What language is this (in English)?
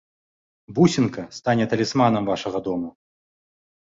Belarusian